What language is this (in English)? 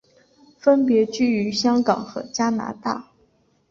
Chinese